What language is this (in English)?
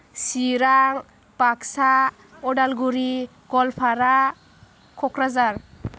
Bodo